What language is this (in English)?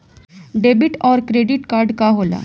Bhojpuri